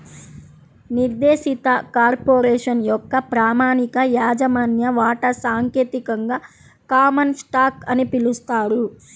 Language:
Telugu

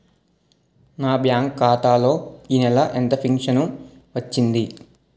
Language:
Telugu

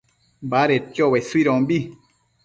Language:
Matsés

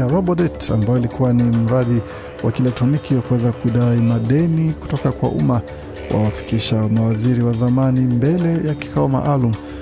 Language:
Swahili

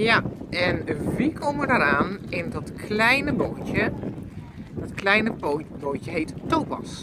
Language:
Dutch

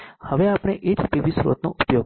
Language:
Gujarati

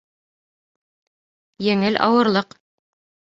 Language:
Bashkir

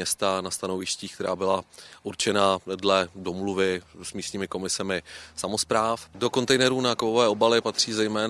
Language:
Czech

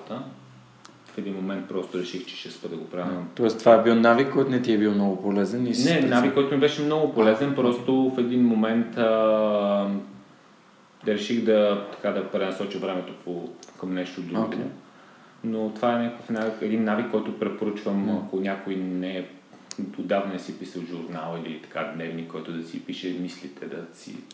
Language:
Bulgarian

